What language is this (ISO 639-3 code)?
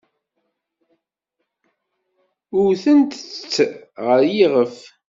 kab